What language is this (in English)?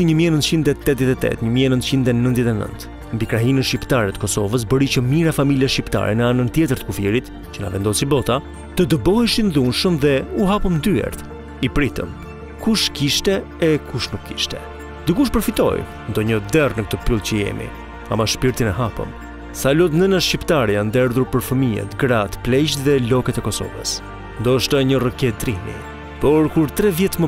Romanian